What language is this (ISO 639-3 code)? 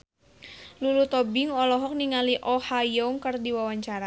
sun